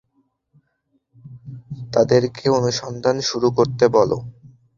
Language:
Bangla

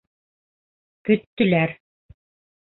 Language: Bashkir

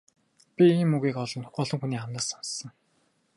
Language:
Mongolian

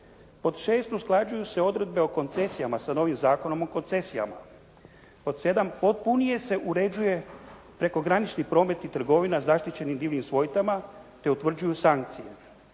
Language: Croatian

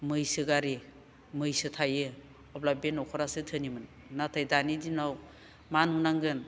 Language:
Bodo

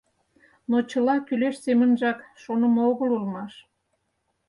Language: Mari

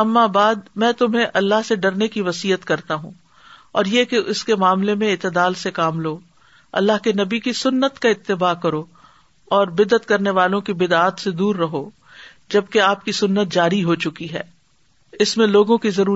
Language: Urdu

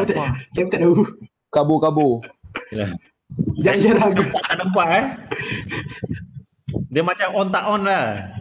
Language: Malay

